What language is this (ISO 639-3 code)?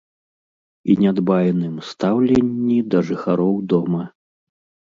bel